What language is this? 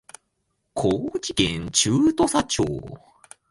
Japanese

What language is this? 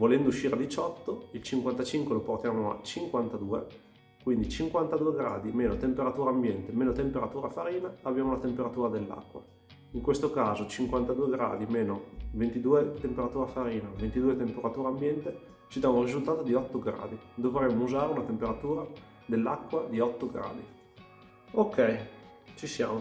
Italian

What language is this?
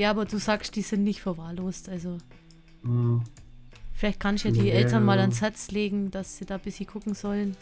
German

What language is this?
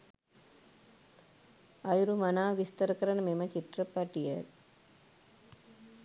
Sinhala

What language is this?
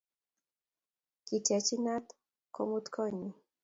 Kalenjin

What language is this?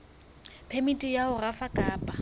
Southern Sotho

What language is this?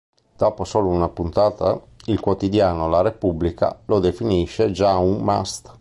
Italian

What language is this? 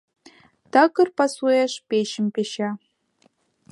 Mari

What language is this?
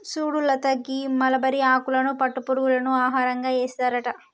Telugu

